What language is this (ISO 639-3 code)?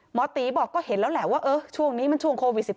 tha